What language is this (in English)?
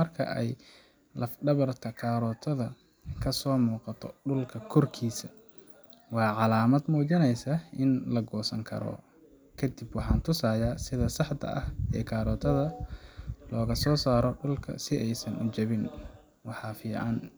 Somali